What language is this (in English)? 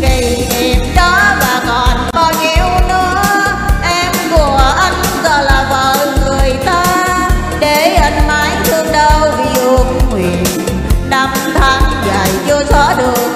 Vietnamese